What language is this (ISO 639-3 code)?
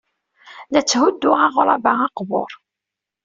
kab